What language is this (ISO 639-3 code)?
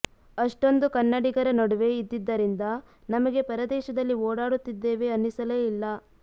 kan